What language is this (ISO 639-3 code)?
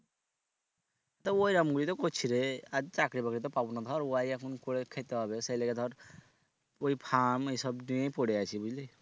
ben